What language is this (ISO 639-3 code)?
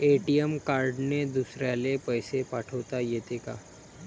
mar